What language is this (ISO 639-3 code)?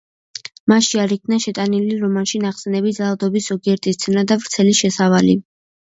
kat